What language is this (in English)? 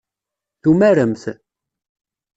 Kabyle